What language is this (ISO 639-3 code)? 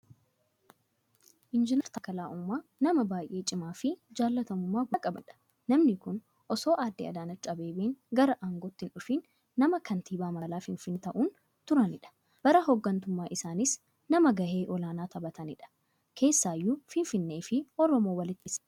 orm